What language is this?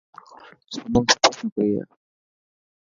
Dhatki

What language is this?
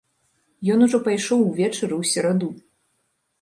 Belarusian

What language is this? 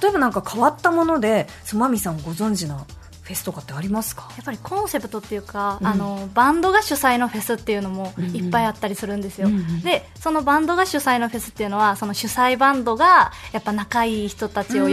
Japanese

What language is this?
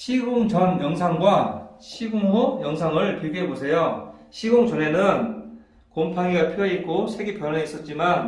Korean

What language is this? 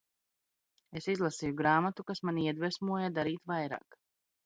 Latvian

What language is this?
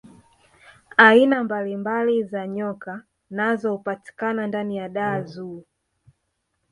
Swahili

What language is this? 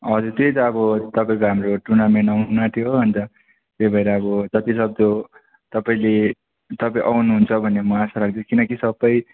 Nepali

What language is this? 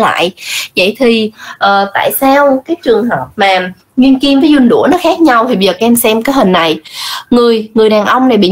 Vietnamese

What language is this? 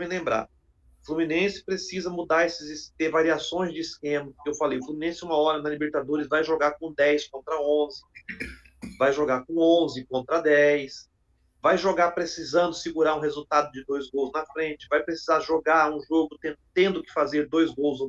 Portuguese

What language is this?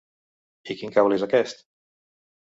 Catalan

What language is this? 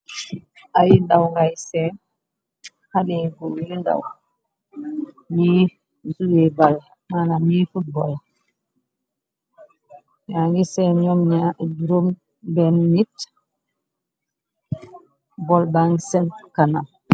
Wolof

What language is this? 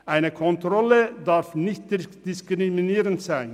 Swiss German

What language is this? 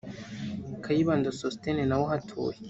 Kinyarwanda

